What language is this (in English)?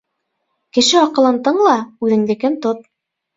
Bashkir